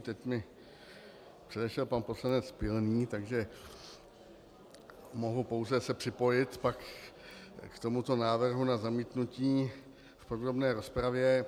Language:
Czech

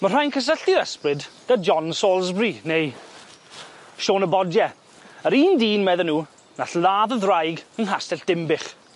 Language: Welsh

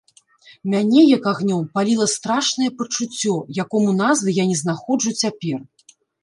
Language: Belarusian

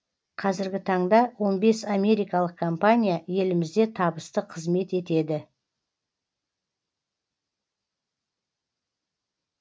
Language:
Kazakh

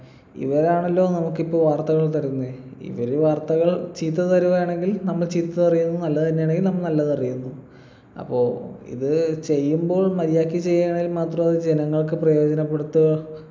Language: Malayalam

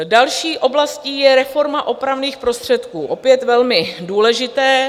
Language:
Czech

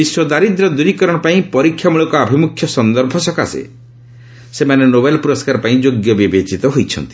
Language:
Odia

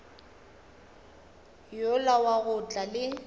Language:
Northern Sotho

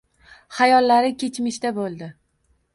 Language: Uzbek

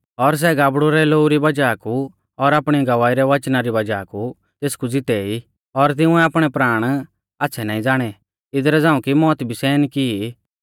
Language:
Mahasu Pahari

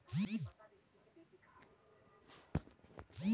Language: Hindi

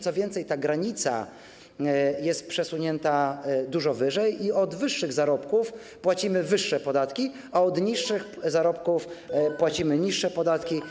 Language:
Polish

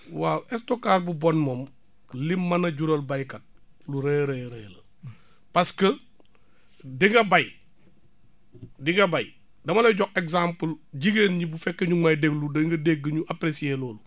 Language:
Wolof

